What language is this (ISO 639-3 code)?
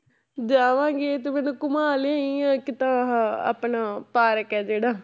pan